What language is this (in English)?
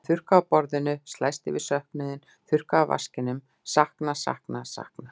Icelandic